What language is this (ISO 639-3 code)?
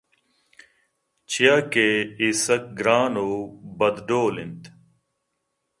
bgp